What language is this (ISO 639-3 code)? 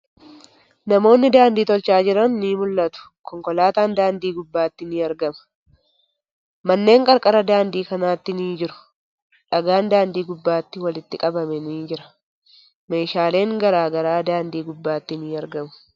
orm